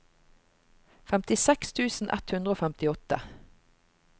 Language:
Norwegian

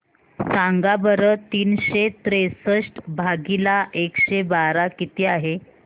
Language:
Marathi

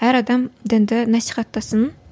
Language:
Kazakh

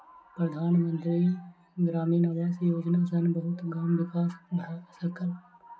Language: Maithili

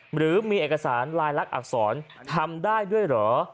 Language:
Thai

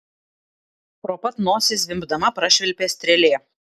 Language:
Lithuanian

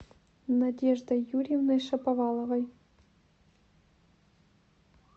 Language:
Russian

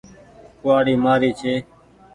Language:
Goaria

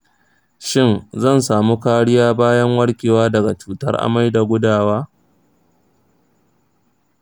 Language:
Hausa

